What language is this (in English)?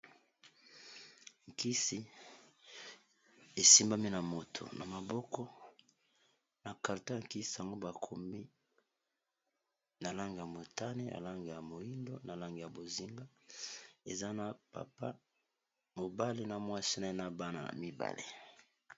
Lingala